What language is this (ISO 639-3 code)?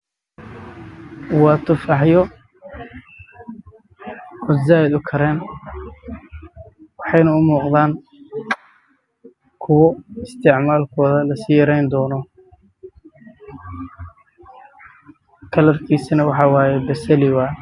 som